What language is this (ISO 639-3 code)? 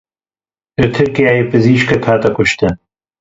kur